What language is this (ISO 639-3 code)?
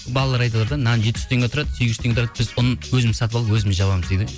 kaz